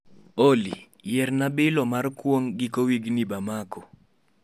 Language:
Luo (Kenya and Tanzania)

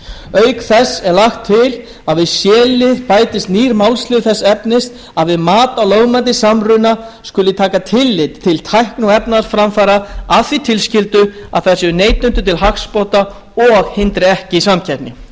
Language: Icelandic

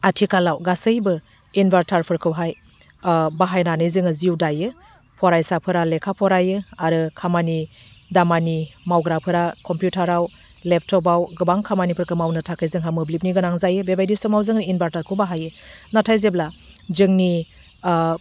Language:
Bodo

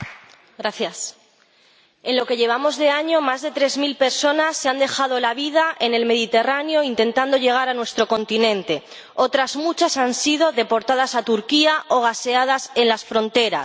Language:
Spanish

